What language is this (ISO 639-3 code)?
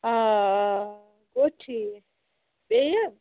kas